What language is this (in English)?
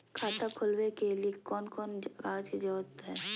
Magahi